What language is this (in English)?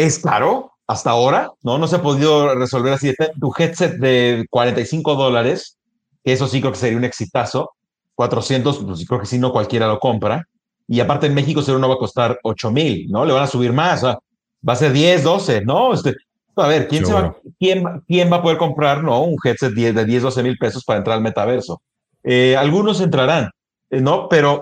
Spanish